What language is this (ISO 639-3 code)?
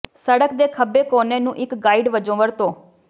pan